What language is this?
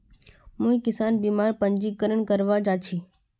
Magahi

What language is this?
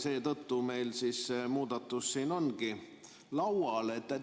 Estonian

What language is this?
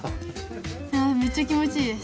Japanese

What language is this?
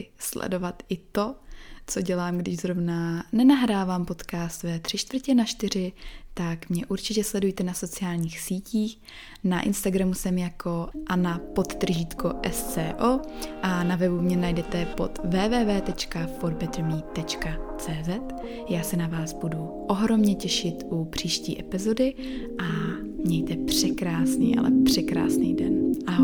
Czech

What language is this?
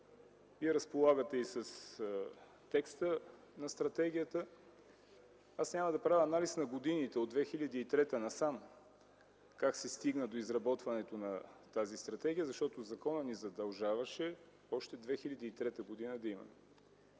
Bulgarian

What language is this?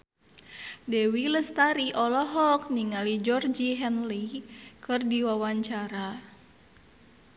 Sundanese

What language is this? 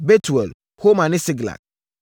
Akan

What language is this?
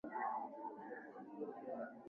Swahili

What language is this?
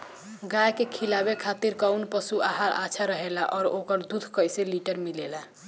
Bhojpuri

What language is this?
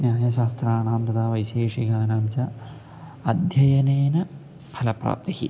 Sanskrit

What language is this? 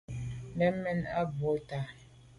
Medumba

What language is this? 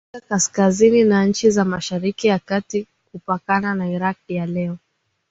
Swahili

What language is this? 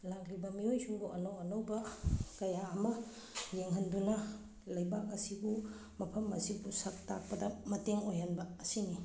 Manipuri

